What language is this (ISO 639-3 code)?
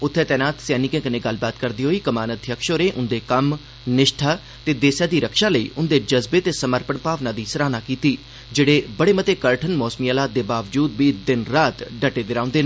doi